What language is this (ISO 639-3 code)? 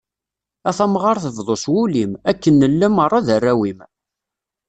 kab